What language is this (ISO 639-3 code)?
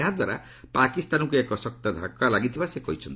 ori